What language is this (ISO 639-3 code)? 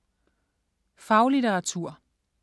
dan